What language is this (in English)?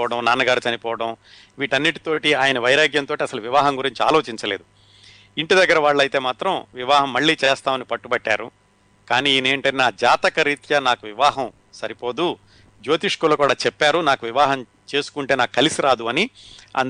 Telugu